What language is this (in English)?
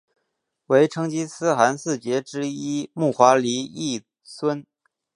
Chinese